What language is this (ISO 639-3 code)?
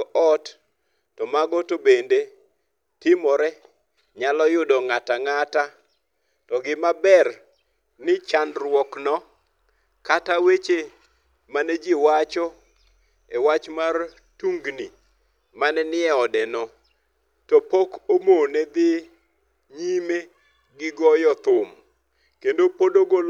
luo